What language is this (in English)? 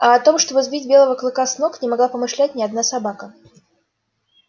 Russian